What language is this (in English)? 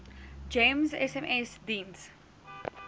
Afrikaans